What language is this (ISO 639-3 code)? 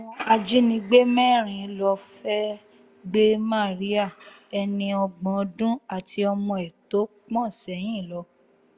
yor